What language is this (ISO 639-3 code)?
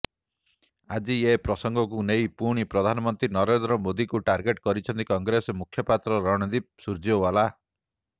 ori